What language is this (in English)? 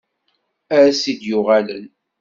Kabyle